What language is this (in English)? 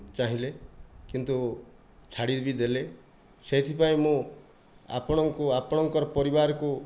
Odia